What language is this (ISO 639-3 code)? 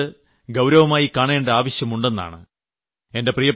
mal